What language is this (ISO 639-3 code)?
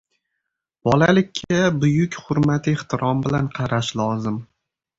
uzb